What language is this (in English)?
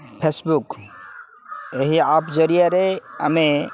Odia